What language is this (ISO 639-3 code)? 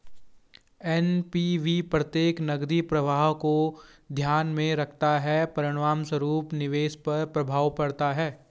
hin